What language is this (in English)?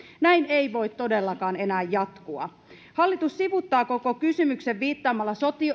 Finnish